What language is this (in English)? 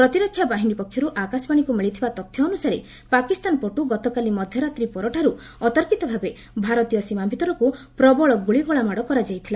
Odia